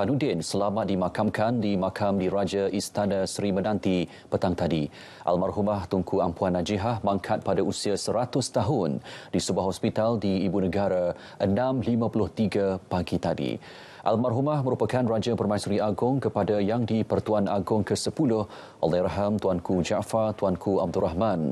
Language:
Malay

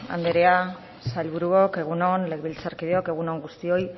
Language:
Basque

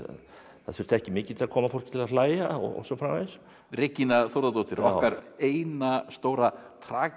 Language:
Icelandic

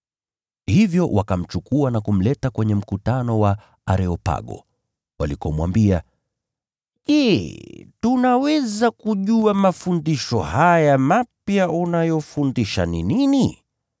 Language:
Swahili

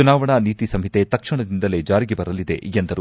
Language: Kannada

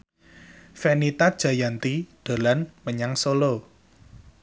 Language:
Javanese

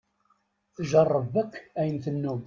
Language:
Kabyle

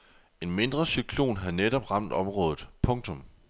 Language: Danish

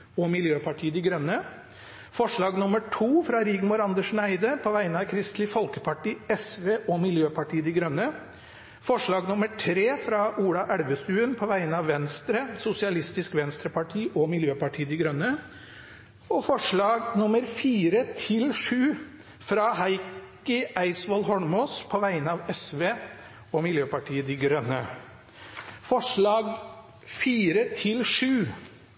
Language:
Norwegian Bokmål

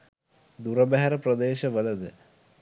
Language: Sinhala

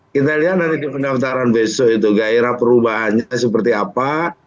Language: Indonesian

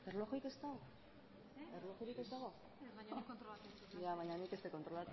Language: Basque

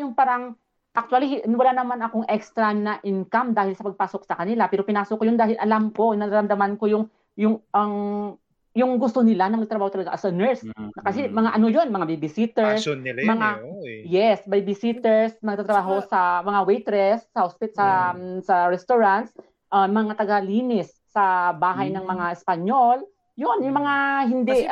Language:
Filipino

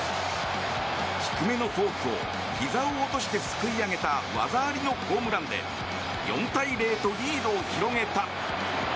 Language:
Japanese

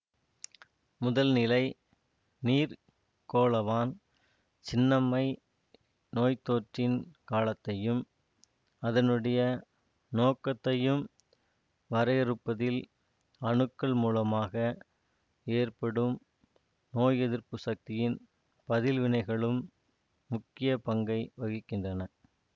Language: Tamil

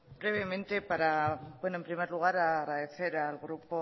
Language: Spanish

